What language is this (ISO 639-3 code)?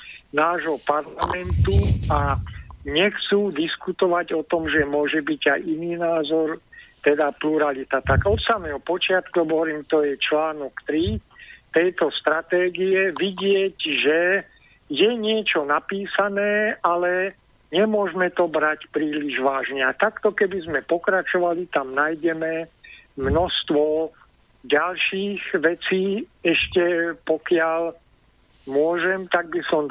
slk